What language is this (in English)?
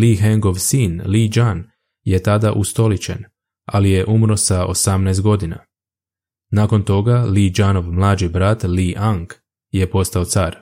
Croatian